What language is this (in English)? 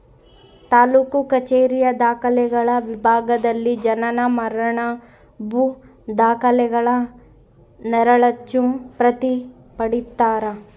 Kannada